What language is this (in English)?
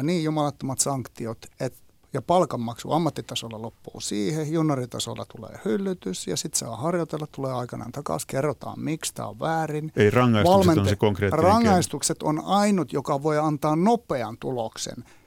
Finnish